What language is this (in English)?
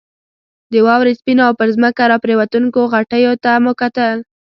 Pashto